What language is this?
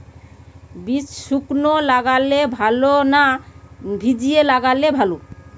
Bangla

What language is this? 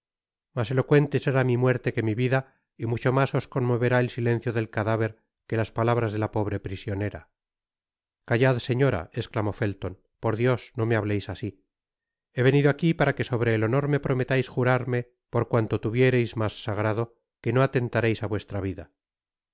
Spanish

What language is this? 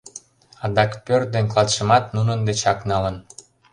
Mari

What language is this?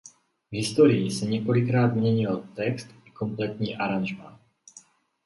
Czech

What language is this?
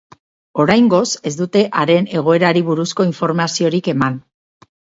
Basque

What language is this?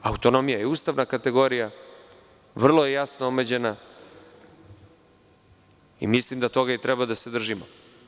Serbian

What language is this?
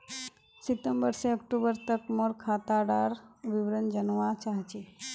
Magahi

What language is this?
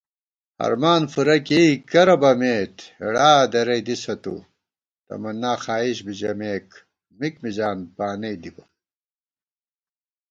Gawar-Bati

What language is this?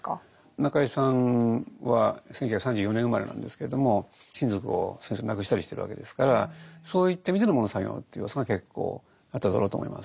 Japanese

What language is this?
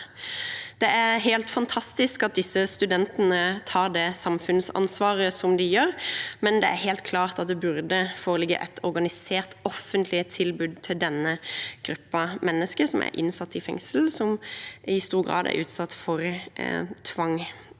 Norwegian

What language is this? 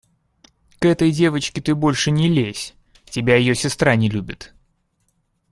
Russian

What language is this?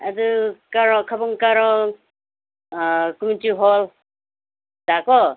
Manipuri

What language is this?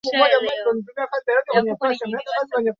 Swahili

